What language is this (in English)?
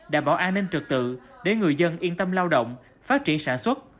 Vietnamese